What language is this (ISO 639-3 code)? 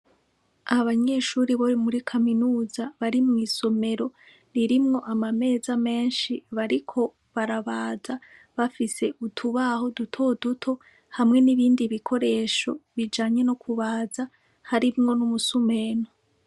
run